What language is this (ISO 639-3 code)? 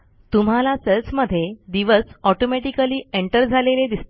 mar